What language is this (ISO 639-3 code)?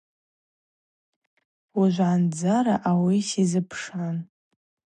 abq